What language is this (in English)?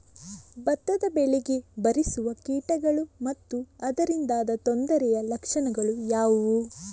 Kannada